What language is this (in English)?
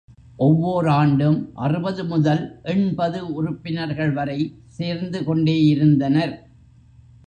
Tamil